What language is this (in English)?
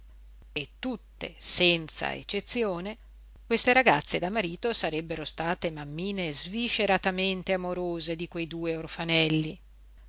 Italian